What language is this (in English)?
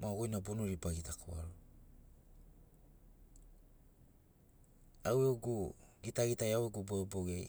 Sinaugoro